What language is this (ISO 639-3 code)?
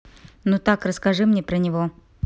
rus